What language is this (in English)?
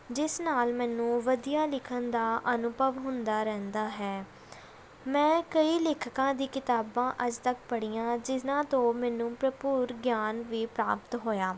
Punjabi